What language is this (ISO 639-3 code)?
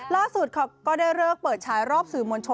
tha